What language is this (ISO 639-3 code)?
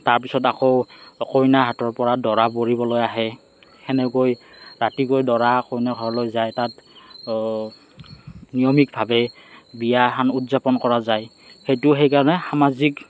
asm